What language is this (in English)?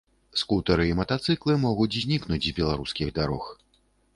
Belarusian